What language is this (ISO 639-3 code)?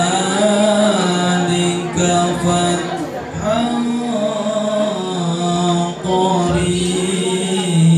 ind